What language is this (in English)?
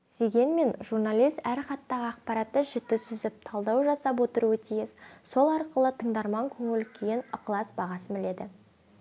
Kazakh